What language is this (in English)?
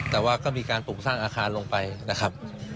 Thai